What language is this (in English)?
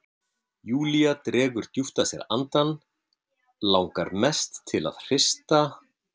Icelandic